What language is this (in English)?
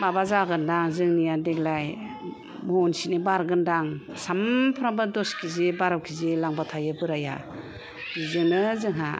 Bodo